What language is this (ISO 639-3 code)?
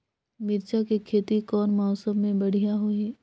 hne